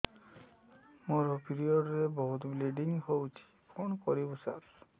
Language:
Odia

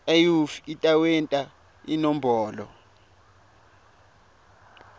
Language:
Swati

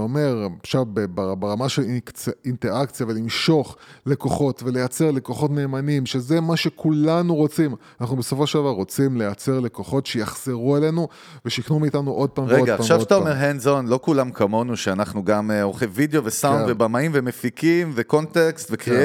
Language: Hebrew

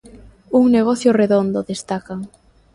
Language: Galician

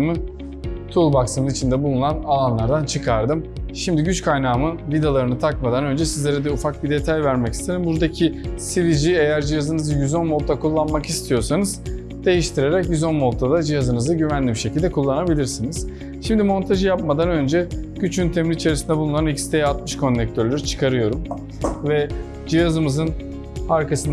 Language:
Turkish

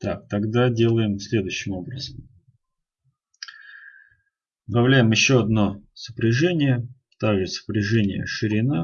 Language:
Russian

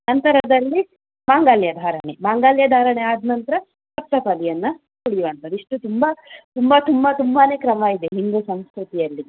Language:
Kannada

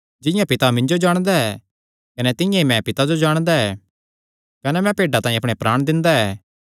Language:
Kangri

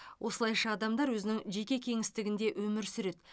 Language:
Kazakh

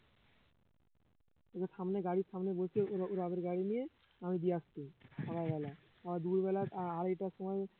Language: Bangla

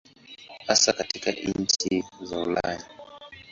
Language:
Swahili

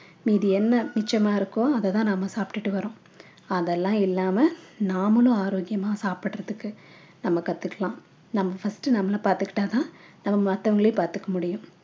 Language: Tamil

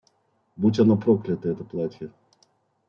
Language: Russian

